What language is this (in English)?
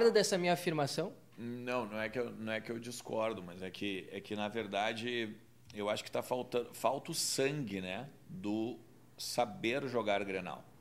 Portuguese